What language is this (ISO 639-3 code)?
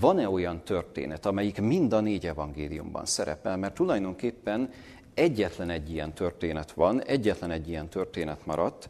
hun